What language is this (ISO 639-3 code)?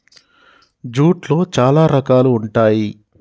tel